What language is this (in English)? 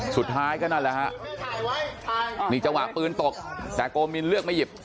Thai